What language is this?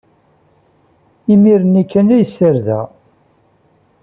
Kabyle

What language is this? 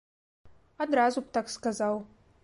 Belarusian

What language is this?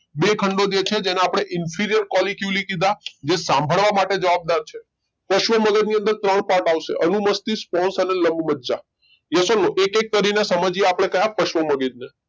Gujarati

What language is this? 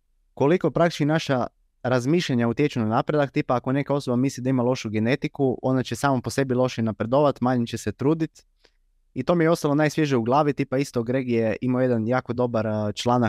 Croatian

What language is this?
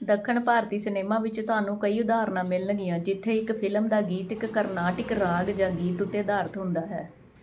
Punjabi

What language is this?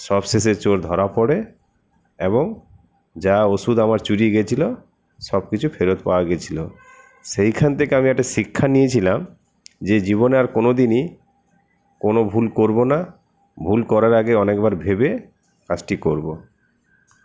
Bangla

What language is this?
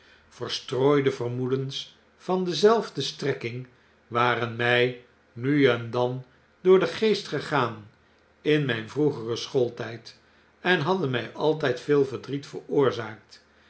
Dutch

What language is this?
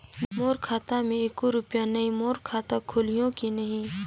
Chhattisgarhi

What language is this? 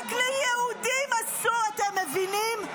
Hebrew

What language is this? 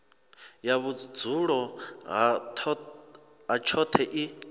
Venda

